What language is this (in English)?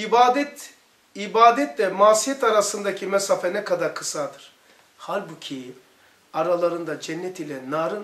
Turkish